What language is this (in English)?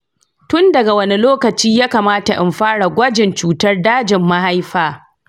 Hausa